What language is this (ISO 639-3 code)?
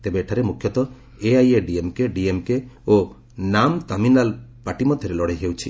ori